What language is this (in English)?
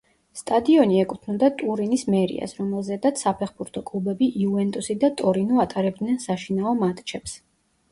Georgian